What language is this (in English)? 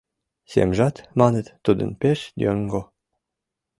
Mari